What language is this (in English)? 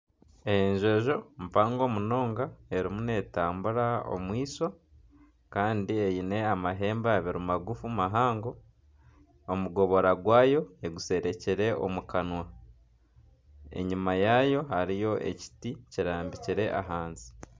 Nyankole